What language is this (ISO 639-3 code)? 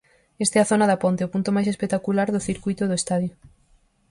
glg